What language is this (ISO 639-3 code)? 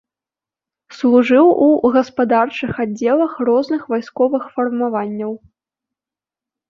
bel